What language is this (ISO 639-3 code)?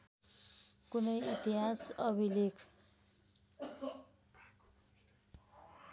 nep